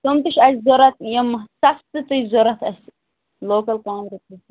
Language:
Kashmiri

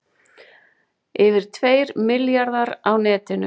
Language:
Icelandic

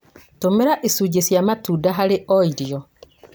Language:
Kikuyu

